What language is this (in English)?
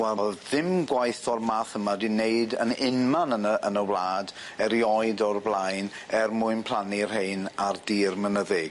Welsh